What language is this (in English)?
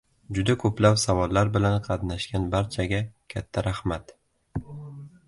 Uzbek